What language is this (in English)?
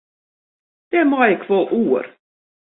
Western Frisian